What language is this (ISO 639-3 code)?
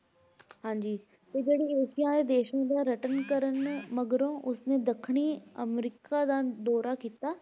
pan